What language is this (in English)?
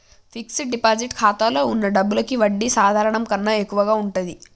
Telugu